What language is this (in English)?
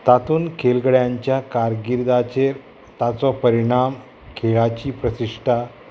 Konkani